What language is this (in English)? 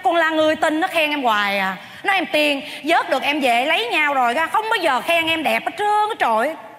Vietnamese